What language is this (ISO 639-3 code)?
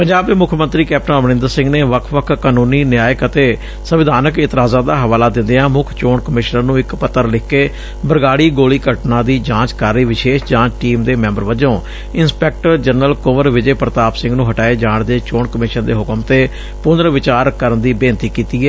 pan